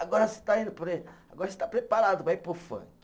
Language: Portuguese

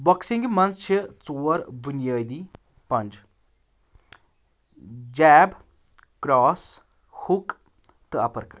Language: Kashmiri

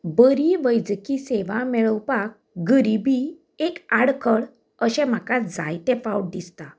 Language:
Konkani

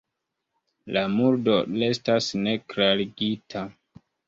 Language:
Esperanto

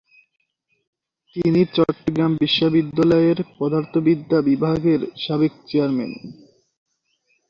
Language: Bangla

